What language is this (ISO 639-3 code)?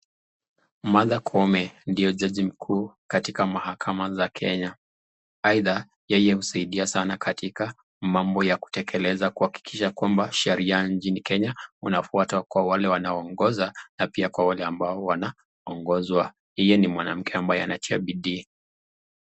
swa